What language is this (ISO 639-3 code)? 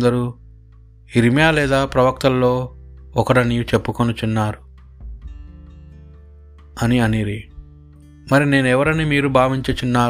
tel